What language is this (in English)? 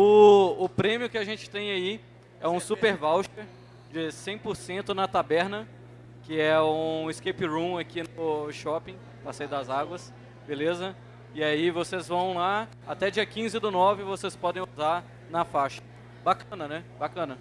Portuguese